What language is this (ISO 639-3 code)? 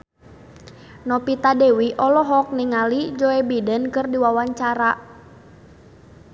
sun